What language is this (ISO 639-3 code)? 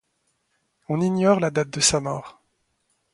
fra